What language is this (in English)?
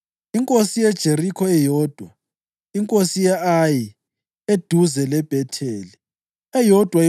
North Ndebele